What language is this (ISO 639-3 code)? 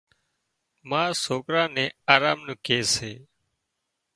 kxp